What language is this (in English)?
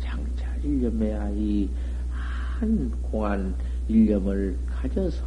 Korean